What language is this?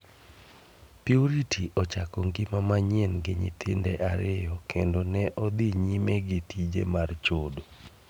Luo (Kenya and Tanzania)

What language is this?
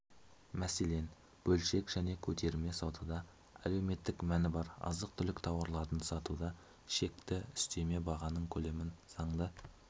Kazakh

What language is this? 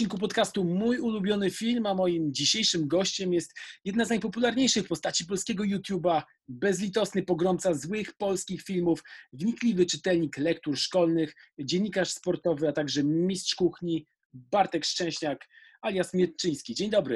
Polish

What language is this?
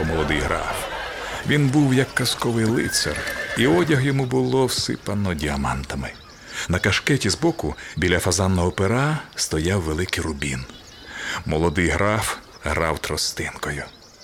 Ukrainian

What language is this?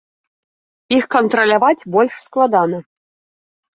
Belarusian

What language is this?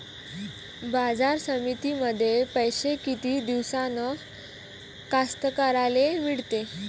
Marathi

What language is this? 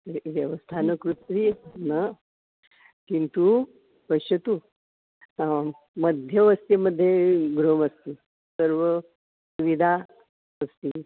Sanskrit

